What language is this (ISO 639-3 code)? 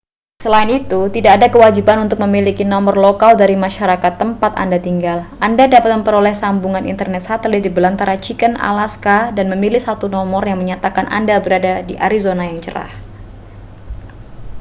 ind